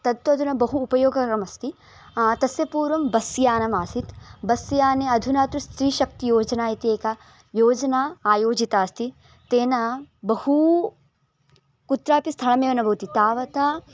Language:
Sanskrit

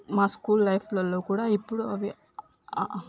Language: Telugu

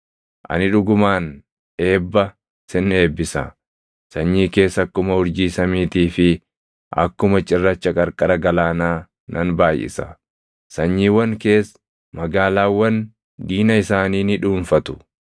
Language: Oromo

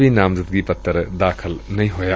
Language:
Punjabi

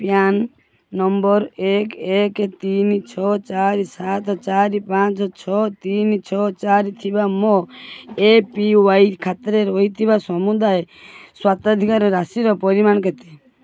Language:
Odia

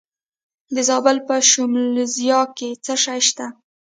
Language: Pashto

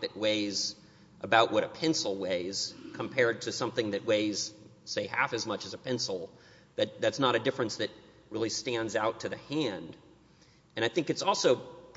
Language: English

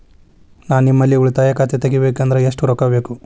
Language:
Kannada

